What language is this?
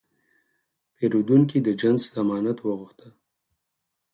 Pashto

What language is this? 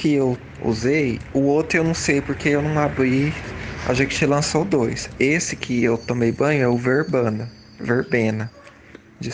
Portuguese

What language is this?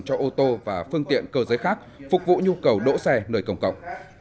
Vietnamese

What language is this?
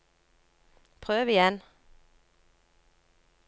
Norwegian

